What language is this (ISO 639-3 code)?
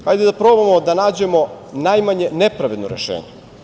srp